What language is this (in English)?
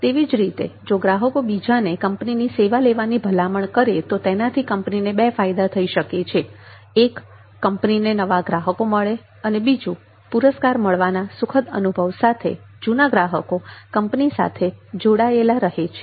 Gujarati